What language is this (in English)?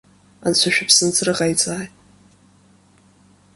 Abkhazian